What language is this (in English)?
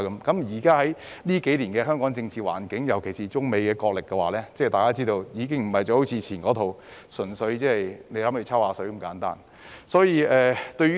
Cantonese